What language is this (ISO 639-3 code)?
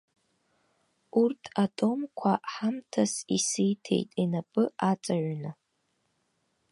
abk